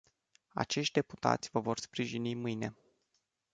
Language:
Romanian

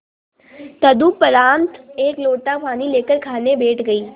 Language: Hindi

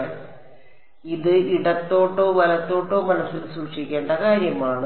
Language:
Malayalam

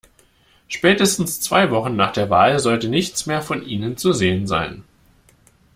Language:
German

